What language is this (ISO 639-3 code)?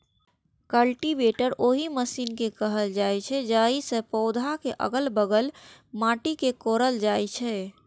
mai